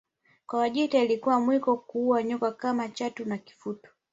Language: Swahili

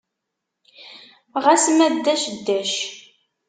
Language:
Kabyle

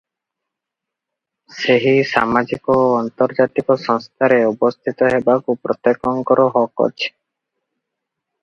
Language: Odia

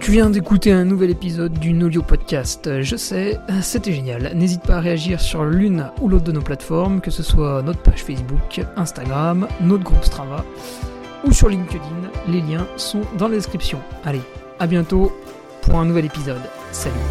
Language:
French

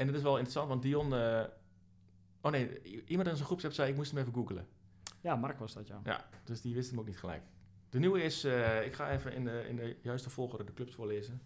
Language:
Dutch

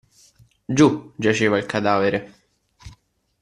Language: Italian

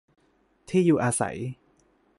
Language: Thai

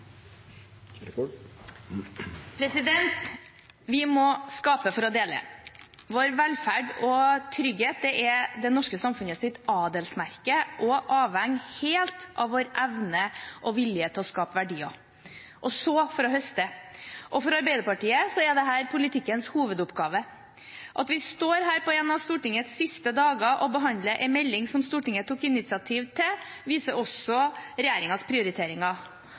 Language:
Norwegian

